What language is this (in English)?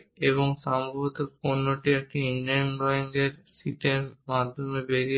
Bangla